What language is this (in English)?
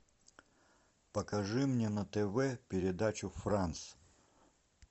Russian